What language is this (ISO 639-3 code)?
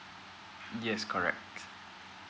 eng